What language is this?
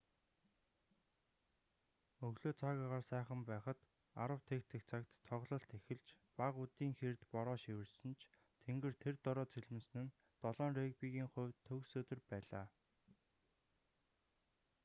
Mongolian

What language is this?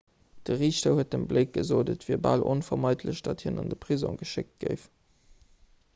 Luxembourgish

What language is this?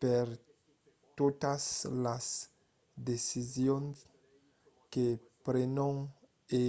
Occitan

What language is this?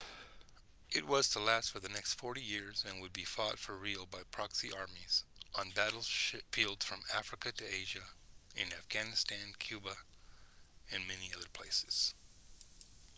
English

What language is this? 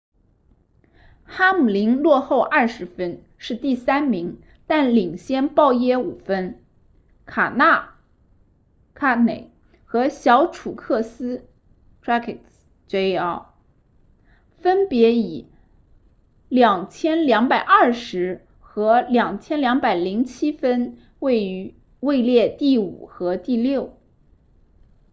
Chinese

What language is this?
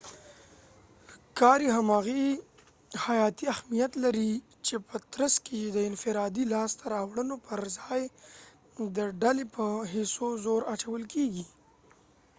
Pashto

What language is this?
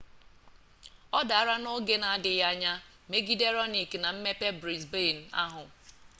Igbo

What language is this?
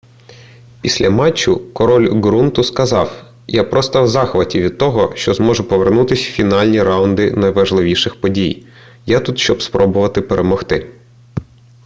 Ukrainian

